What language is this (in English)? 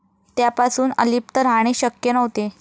Marathi